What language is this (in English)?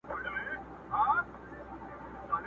Pashto